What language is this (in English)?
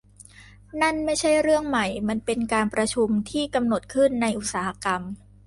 Thai